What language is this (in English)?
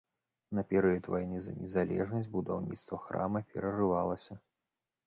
Belarusian